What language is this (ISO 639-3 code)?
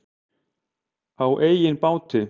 isl